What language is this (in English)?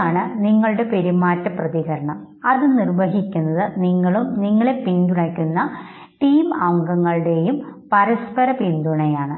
Malayalam